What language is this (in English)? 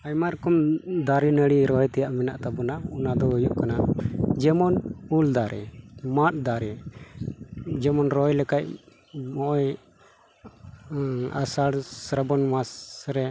Santali